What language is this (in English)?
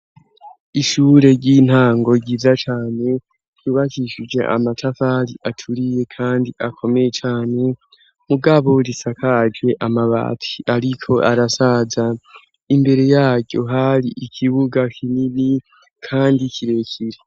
Rundi